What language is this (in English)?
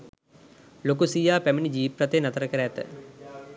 Sinhala